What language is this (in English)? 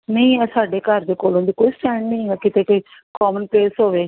Punjabi